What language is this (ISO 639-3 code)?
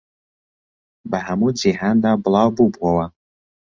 ckb